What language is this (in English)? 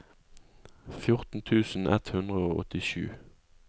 Norwegian